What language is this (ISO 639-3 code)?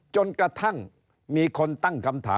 tha